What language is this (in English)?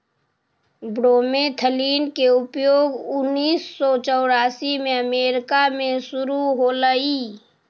Magahi